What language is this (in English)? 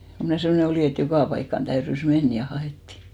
Finnish